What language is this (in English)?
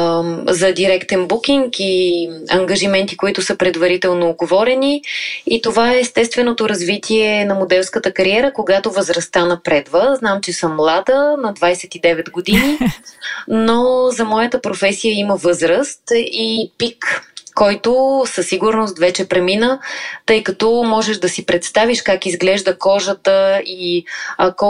Bulgarian